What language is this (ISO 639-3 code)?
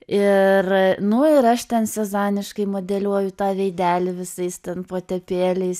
lit